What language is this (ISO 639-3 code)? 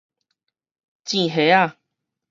nan